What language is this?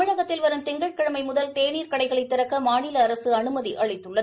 Tamil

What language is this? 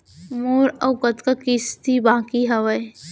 Chhattisgarhi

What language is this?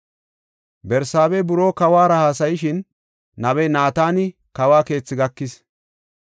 Gofa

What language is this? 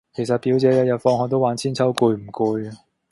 Cantonese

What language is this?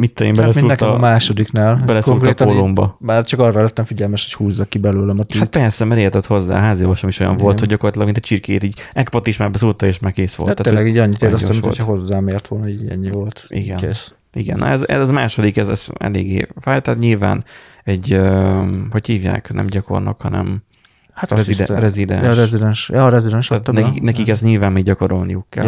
Hungarian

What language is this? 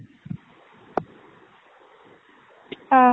Assamese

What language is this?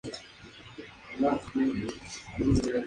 Spanish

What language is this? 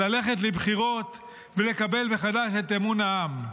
Hebrew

